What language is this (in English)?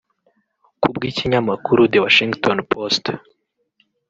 Kinyarwanda